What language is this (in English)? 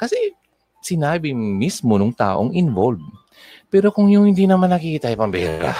Filipino